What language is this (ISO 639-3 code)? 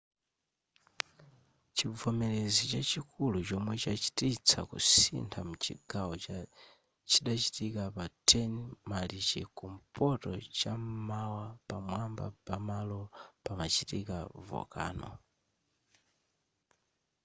nya